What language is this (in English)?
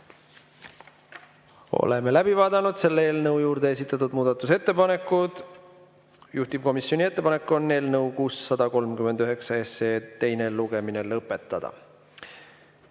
Estonian